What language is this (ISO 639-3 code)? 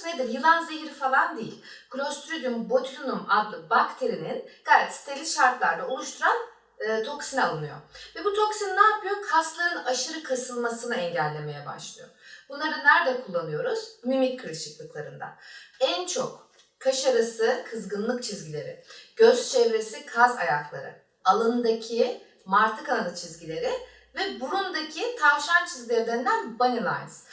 tur